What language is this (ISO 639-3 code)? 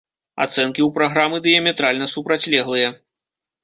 bel